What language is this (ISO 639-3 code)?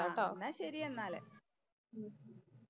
mal